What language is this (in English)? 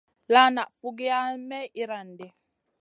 Masana